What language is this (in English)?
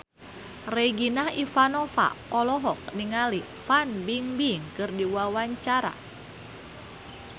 Sundanese